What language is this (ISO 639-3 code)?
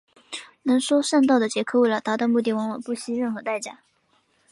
zho